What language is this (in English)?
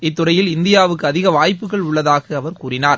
Tamil